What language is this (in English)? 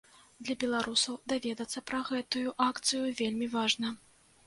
Belarusian